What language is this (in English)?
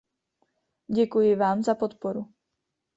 Czech